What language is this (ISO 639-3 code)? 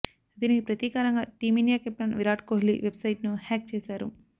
tel